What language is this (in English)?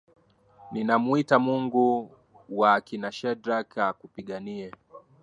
Swahili